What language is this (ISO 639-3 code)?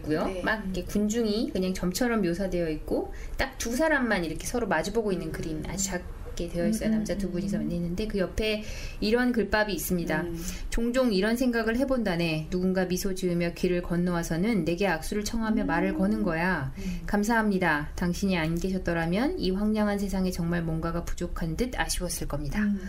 kor